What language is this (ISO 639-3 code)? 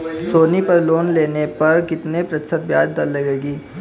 hin